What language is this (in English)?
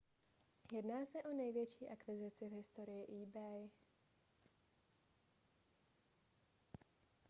Czech